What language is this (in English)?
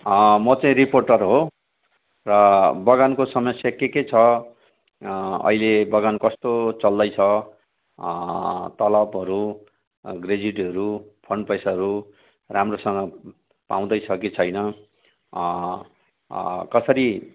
Nepali